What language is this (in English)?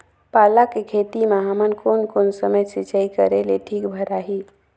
Chhattisgarhi